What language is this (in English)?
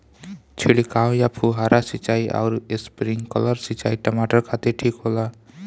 Bhojpuri